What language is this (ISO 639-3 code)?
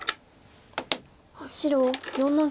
jpn